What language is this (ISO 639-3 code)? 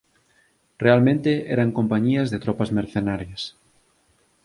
glg